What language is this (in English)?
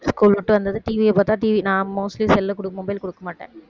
Tamil